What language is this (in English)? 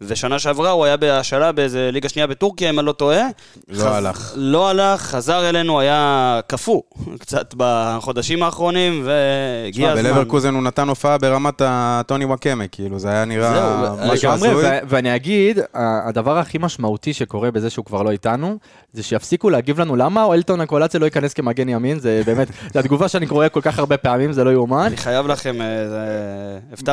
Hebrew